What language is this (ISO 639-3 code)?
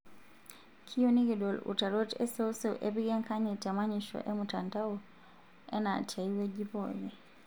mas